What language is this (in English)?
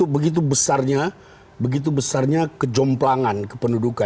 Indonesian